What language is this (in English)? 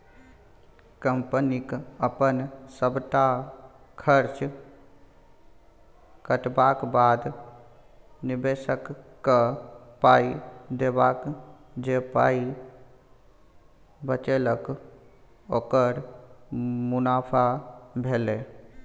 Maithili